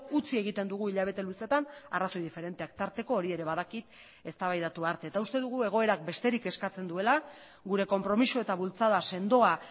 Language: Basque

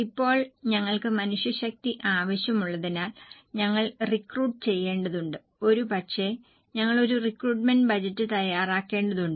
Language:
Malayalam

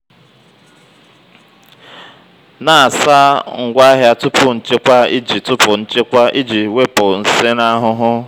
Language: Igbo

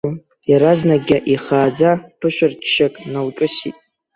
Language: Abkhazian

